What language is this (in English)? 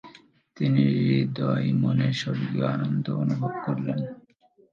Bangla